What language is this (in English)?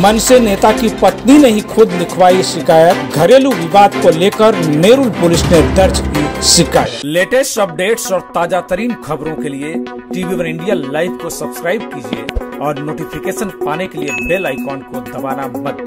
Hindi